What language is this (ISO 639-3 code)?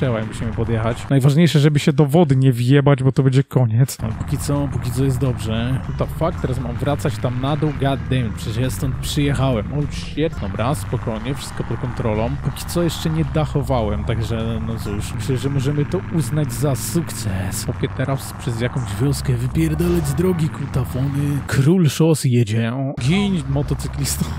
pol